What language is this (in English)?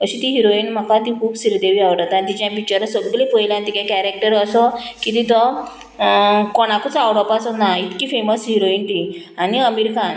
Konkani